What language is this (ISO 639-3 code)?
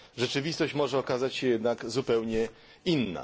pol